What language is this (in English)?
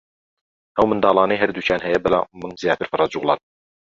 Central Kurdish